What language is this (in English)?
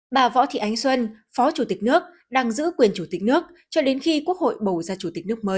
Vietnamese